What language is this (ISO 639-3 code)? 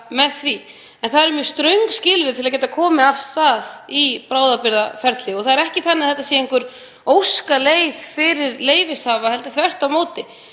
isl